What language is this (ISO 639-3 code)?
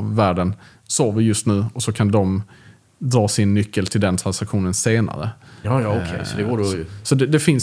swe